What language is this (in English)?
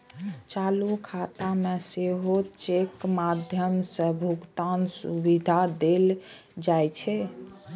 Maithili